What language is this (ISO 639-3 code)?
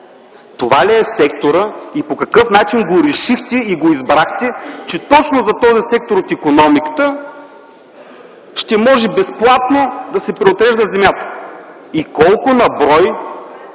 bul